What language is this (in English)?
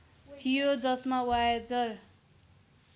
Nepali